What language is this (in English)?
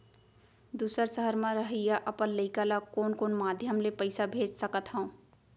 Chhattisgarhi